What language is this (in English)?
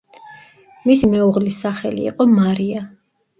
Georgian